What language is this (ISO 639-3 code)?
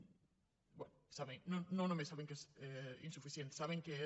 cat